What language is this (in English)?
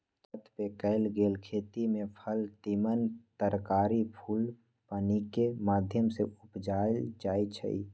Magahi